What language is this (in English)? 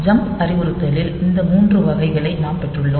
Tamil